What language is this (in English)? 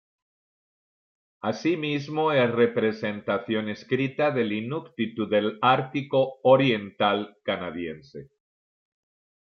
Spanish